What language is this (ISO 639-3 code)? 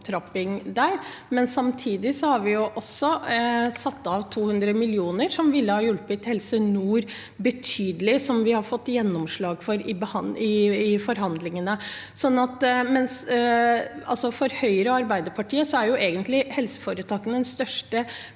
nor